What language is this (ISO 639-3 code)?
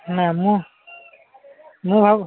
ori